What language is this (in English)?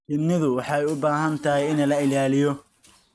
Somali